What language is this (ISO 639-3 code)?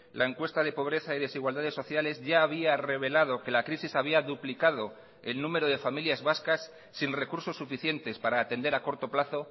spa